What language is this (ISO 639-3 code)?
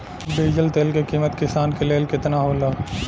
bho